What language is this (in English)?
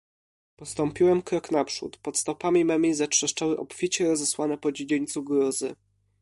Polish